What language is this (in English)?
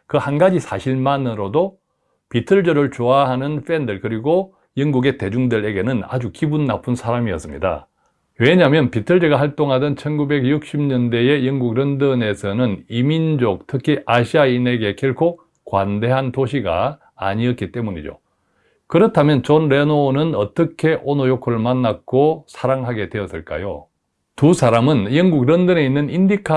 Korean